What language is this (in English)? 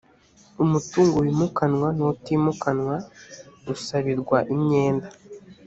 Kinyarwanda